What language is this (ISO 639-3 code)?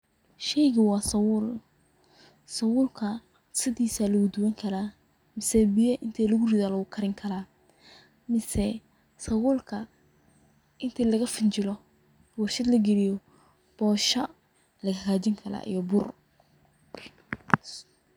som